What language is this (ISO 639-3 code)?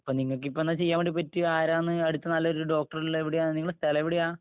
mal